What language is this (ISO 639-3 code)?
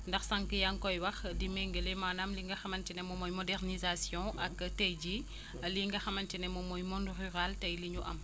wol